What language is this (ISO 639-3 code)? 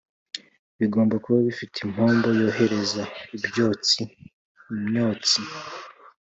kin